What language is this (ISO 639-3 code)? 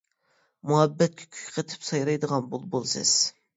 uig